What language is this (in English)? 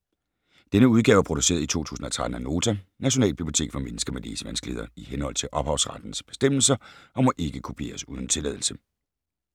Danish